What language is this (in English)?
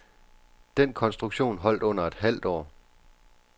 Danish